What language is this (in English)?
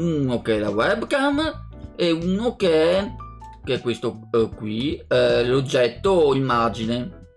Italian